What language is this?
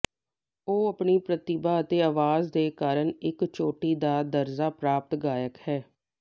Punjabi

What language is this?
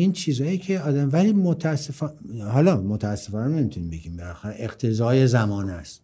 Persian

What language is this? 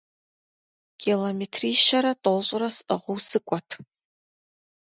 Kabardian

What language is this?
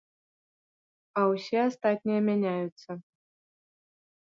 Belarusian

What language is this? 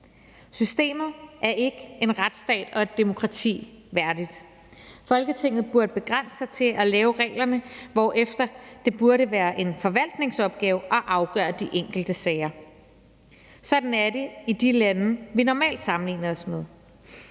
Danish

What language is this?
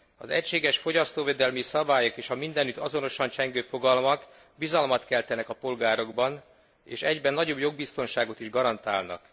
Hungarian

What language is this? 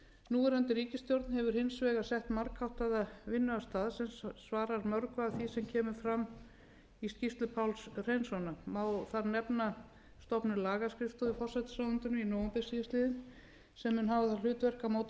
Icelandic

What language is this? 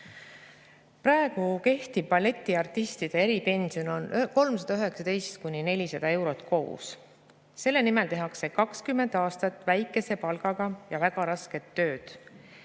Estonian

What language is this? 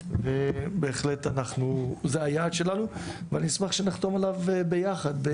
Hebrew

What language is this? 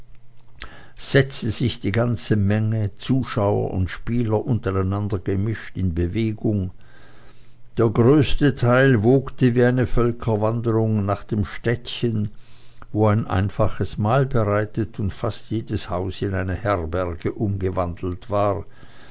German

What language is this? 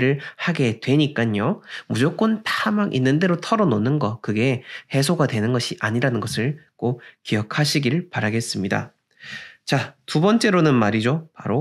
Korean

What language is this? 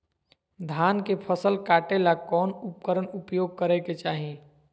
Magahi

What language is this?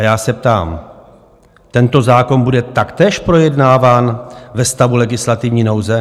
Czech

